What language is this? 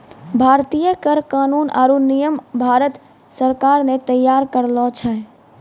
Maithili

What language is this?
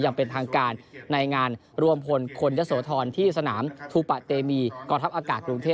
Thai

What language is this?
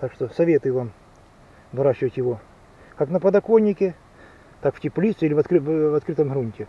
Russian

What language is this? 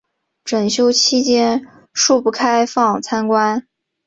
Chinese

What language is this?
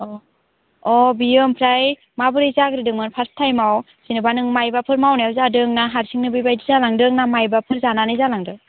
Bodo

